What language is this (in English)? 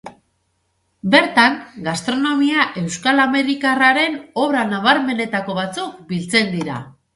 Basque